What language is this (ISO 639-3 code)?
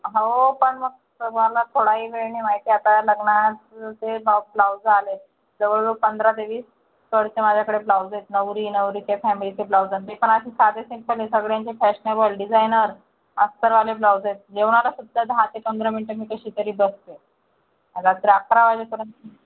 mar